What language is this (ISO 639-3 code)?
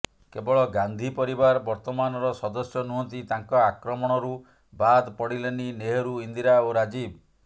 ori